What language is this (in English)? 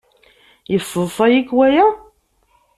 Kabyle